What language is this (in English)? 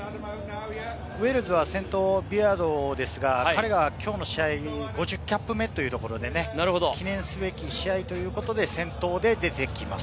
Japanese